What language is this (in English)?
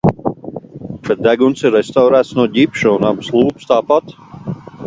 Latvian